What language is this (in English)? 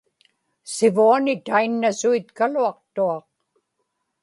Inupiaq